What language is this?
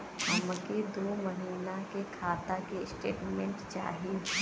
Bhojpuri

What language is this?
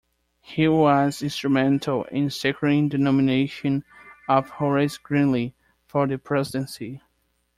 English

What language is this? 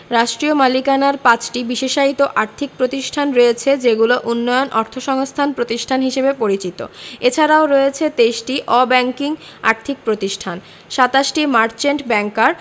Bangla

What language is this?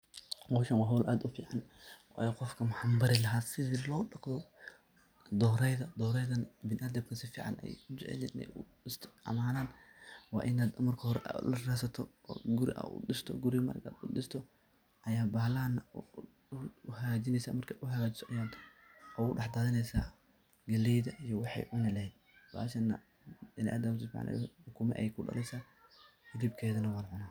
Somali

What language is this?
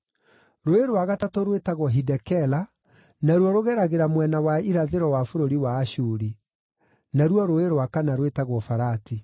Kikuyu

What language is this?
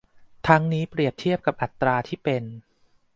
Thai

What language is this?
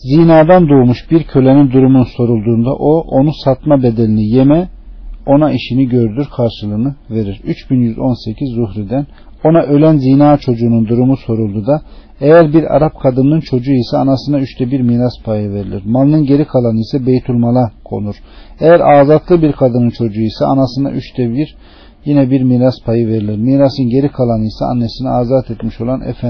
Turkish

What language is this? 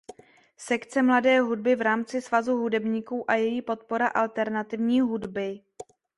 Czech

